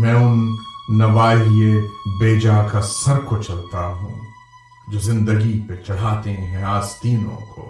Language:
Urdu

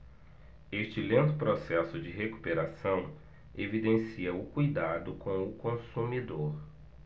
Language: Portuguese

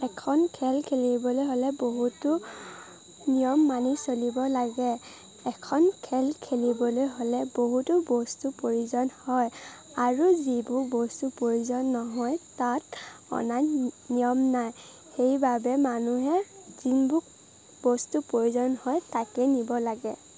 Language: Assamese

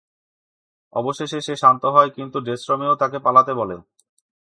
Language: Bangla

